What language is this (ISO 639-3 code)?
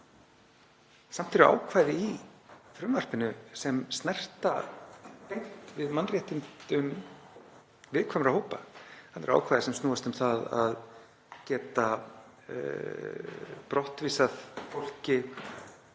isl